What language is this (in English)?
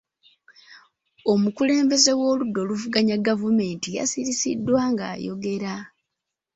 Ganda